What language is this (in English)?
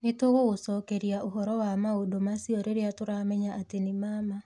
Kikuyu